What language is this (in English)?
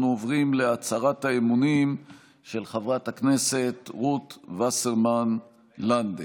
Hebrew